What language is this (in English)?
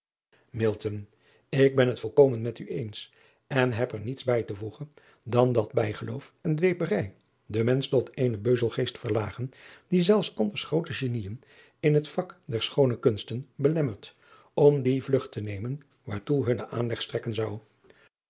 Dutch